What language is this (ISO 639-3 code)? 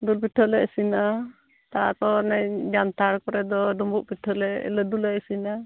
sat